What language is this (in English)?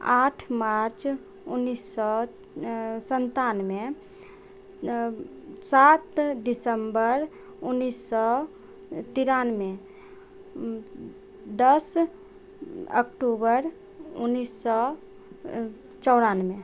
Maithili